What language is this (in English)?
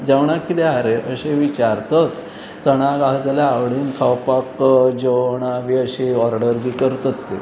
Konkani